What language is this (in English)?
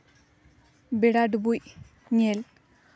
Santali